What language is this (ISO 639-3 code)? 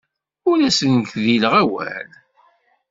kab